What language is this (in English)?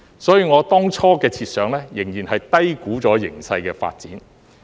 Cantonese